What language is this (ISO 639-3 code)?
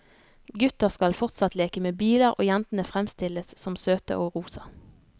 nor